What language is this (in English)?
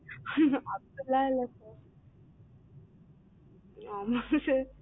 Tamil